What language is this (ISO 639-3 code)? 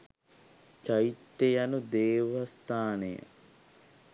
sin